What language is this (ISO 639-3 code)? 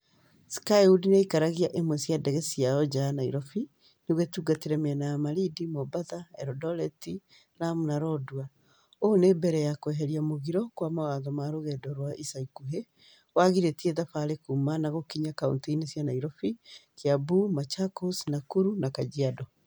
kik